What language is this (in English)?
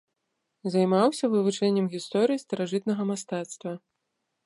Belarusian